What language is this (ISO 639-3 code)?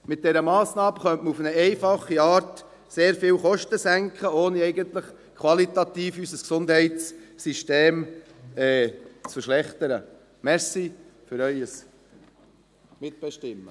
gsw